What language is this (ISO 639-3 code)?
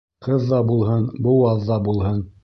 bak